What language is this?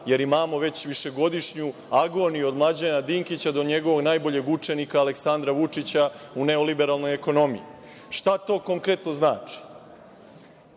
Serbian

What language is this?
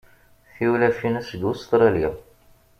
Kabyle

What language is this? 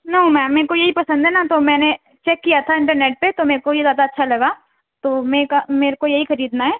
Urdu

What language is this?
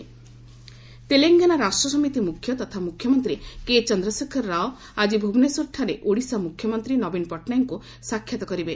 Odia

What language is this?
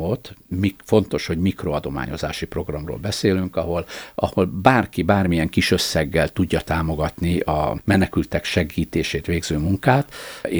Hungarian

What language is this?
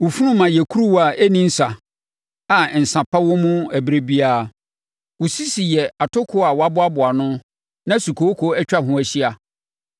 Akan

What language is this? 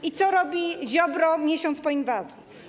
Polish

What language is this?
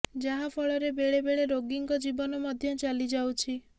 Odia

